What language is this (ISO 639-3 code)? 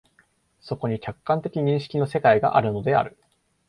jpn